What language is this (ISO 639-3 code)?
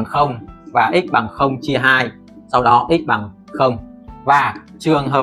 vie